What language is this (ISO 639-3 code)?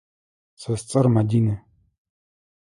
ady